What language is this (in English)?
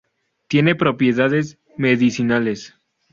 Spanish